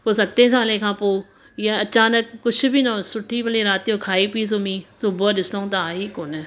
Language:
Sindhi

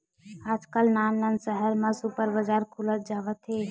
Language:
Chhattisgarhi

